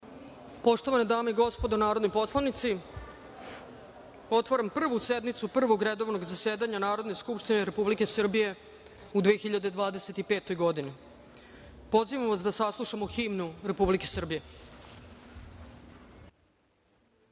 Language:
Serbian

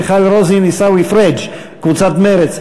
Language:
Hebrew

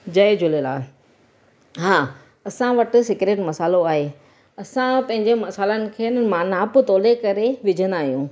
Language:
Sindhi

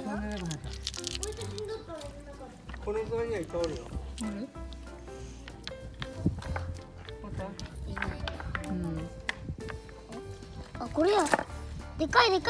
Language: Japanese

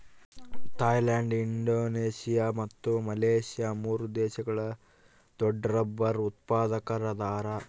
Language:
Kannada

